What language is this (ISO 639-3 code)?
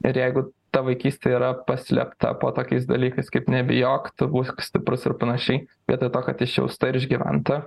lit